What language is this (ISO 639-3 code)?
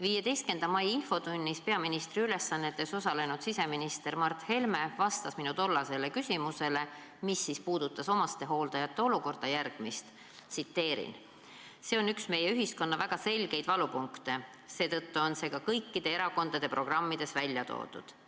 est